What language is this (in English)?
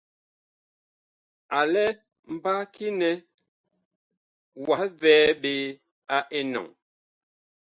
Bakoko